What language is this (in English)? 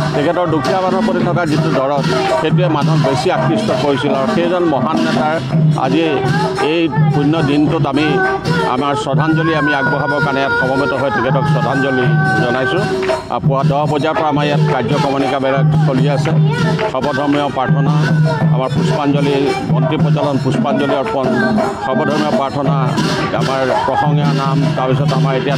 Bangla